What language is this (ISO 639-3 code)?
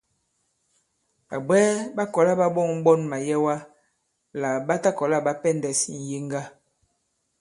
abb